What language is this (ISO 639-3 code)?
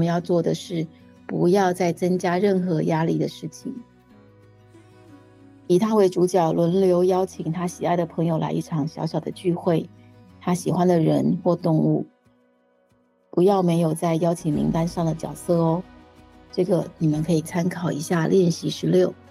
zho